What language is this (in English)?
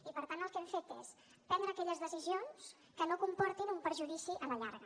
Catalan